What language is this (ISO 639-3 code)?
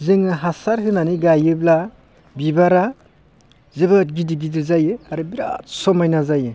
brx